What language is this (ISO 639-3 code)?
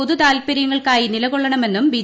mal